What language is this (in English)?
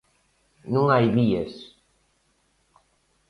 Galician